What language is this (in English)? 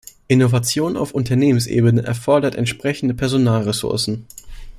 German